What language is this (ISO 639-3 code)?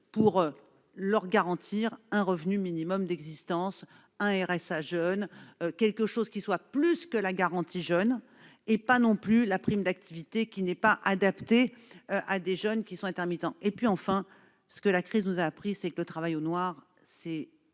fra